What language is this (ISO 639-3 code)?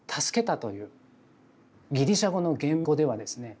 jpn